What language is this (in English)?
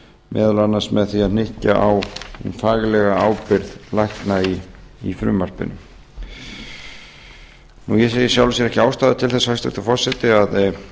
Icelandic